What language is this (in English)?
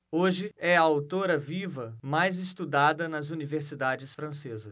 Portuguese